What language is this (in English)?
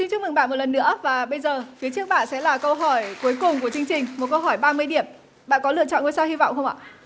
Vietnamese